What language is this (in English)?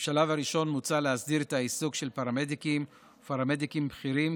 Hebrew